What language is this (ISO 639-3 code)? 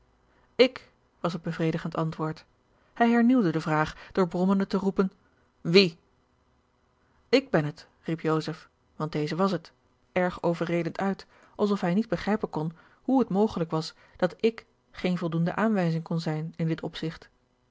nld